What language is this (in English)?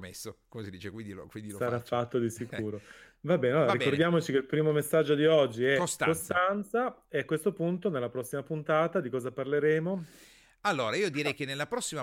Italian